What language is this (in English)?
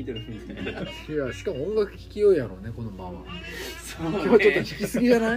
Japanese